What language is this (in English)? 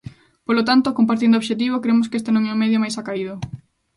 Galician